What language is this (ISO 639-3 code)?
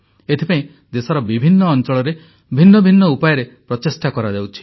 ori